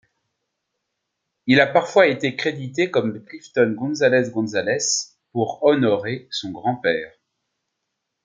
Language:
French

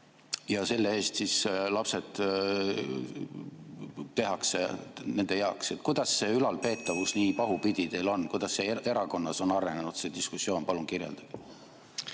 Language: Estonian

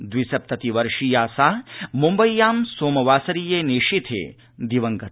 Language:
Sanskrit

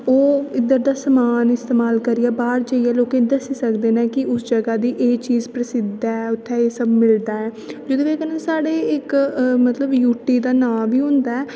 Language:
Dogri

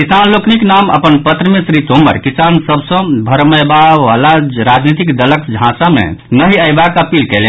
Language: Maithili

